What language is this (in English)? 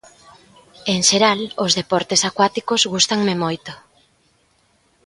Galician